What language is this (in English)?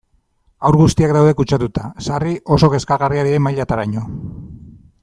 Basque